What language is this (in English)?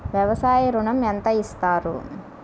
Telugu